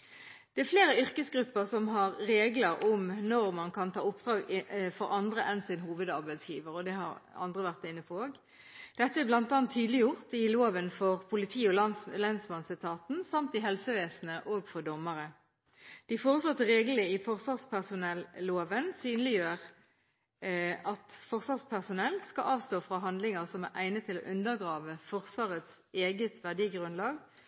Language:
Norwegian Bokmål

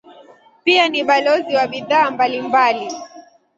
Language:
Swahili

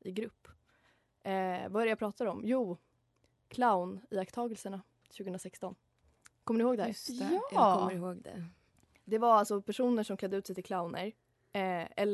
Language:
Swedish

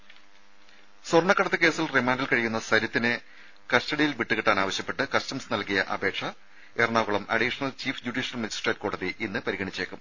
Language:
Malayalam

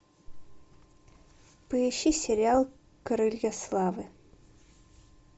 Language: Russian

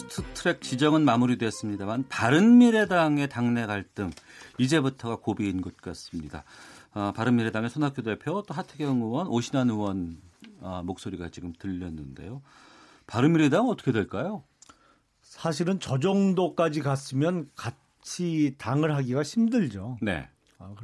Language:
Korean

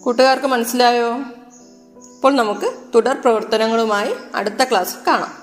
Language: Malayalam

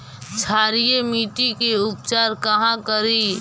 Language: Magahi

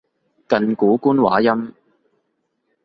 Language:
Cantonese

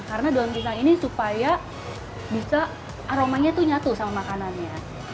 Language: Indonesian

